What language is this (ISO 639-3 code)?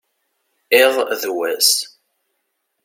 kab